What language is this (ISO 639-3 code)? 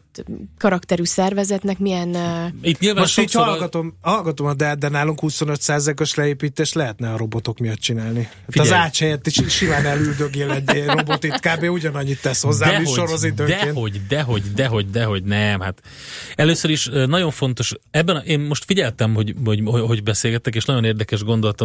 hun